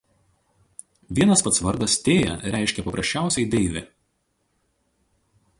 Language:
Lithuanian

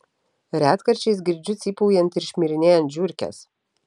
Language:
Lithuanian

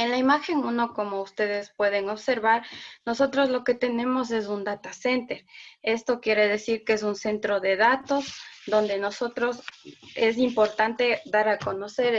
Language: Spanish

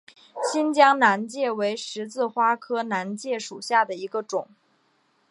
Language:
Chinese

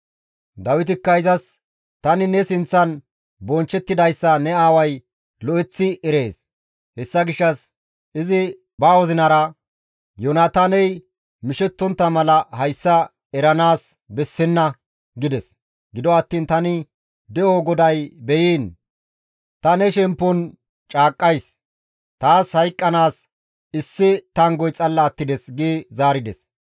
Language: Gamo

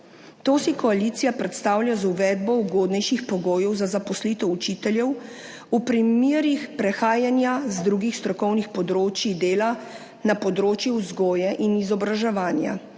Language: Slovenian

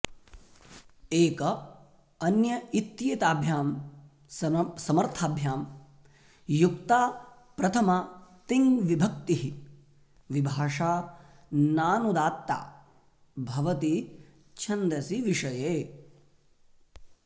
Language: Sanskrit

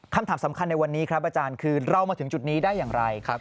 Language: Thai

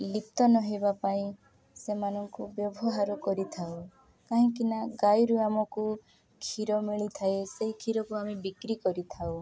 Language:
Odia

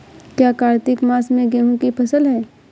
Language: Hindi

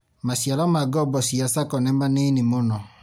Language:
Kikuyu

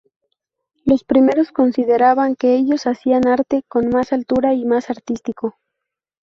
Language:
Spanish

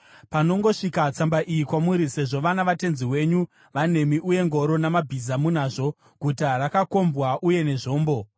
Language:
Shona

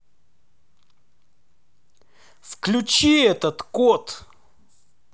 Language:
Russian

